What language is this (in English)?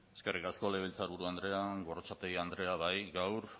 Basque